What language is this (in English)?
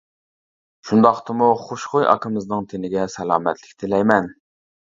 Uyghur